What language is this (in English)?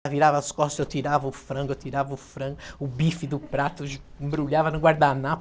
Portuguese